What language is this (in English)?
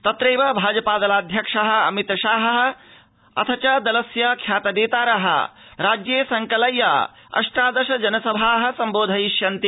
Sanskrit